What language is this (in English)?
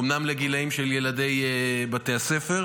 Hebrew